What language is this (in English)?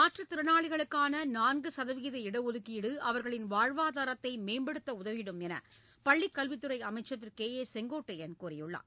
Tamil